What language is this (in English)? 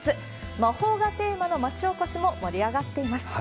Japanese